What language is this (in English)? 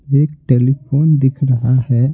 Hindi